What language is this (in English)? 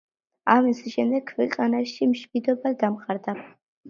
Georgian